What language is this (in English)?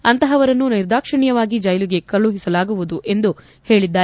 Kannada